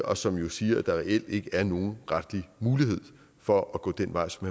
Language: Danish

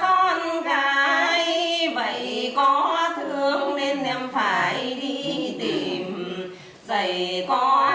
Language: Vietnamese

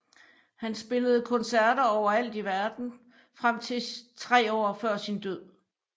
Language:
Danish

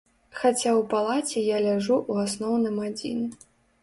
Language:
Belarusian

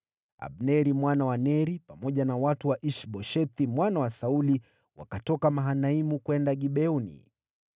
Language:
Swahili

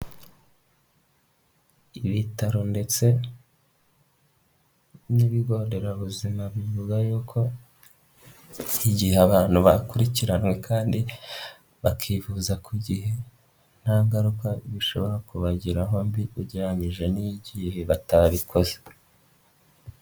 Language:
Kinyarwanda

